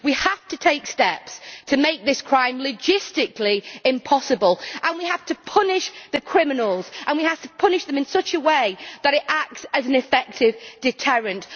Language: English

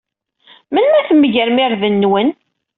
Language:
Kabyle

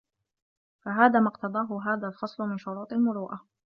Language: Arabic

